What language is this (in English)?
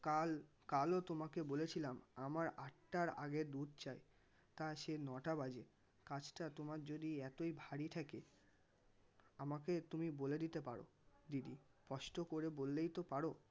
Bangla